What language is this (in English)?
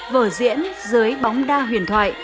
Vietnamese